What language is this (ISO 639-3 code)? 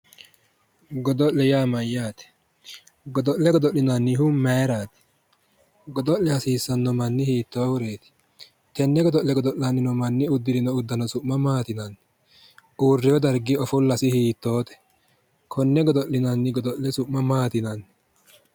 sid